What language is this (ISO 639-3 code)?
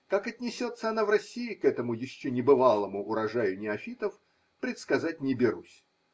rus